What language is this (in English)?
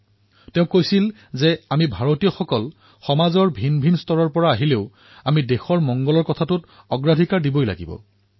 Assamese